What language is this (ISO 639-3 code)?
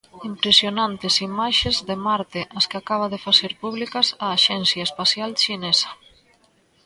glg